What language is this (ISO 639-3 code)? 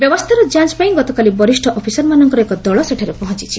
ori